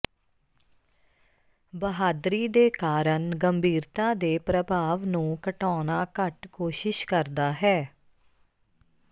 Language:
Punjabi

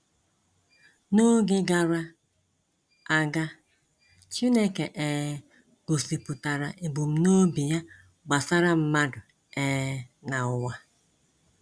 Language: Igbo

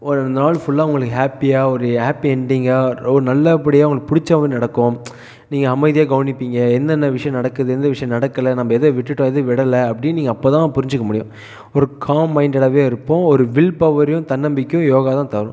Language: Tamil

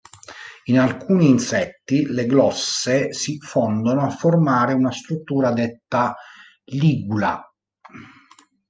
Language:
Italian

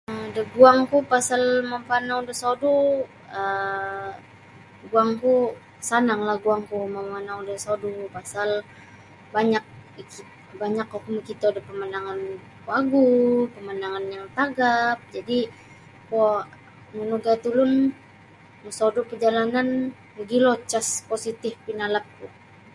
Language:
Sabah Bisaya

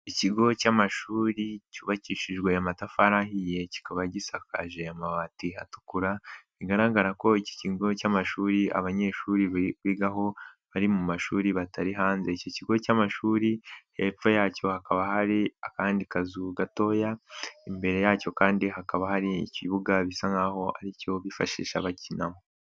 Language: Kinyarwanda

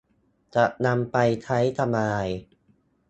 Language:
Thai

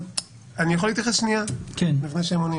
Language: Hebrew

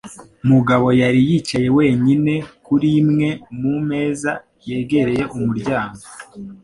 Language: Kinyarwanda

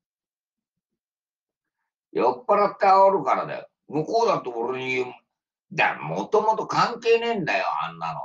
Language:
Japanese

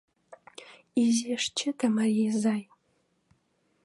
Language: Mari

